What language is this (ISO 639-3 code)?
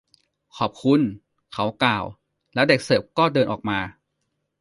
tha